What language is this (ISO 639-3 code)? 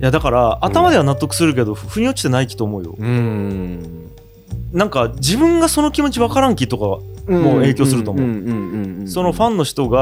jpn